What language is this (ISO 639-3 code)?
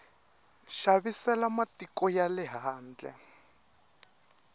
tso